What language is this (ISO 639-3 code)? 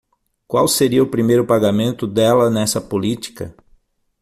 por